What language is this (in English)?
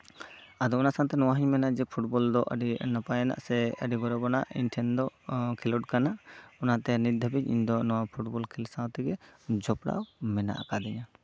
Santali